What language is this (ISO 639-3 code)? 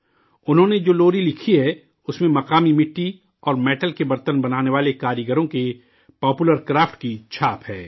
urd